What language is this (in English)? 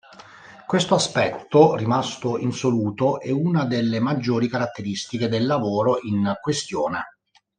Italian